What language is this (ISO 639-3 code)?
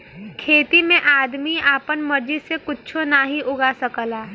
bho